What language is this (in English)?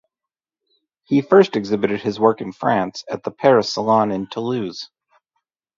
English